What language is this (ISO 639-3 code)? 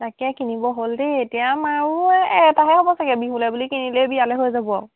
asm